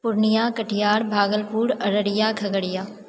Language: Maithili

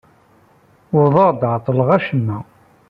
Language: Kabyle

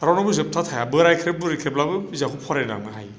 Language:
Bodo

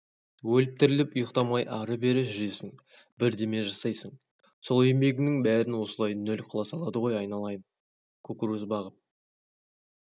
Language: Kazakh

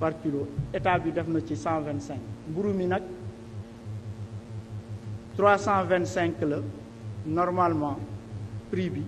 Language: French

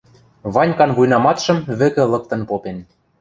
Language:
Western Mari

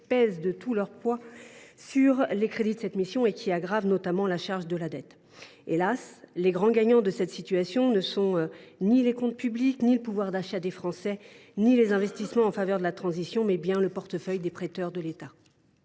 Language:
French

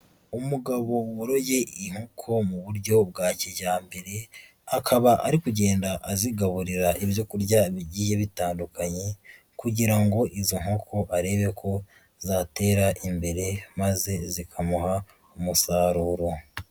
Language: Kinyarwanda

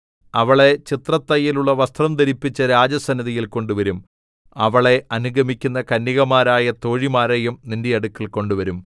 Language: Malayalam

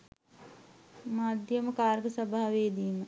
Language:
Sinhala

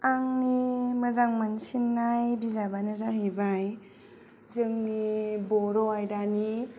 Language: Bodo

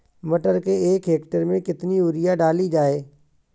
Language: Hindi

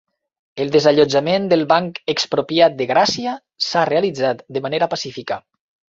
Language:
Catalan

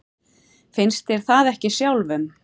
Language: Icelandic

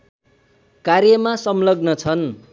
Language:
Nepali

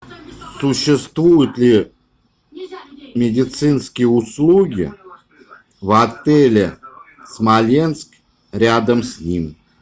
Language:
Russian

